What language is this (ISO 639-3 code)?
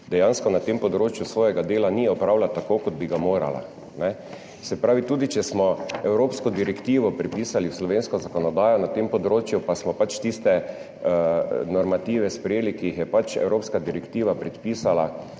slv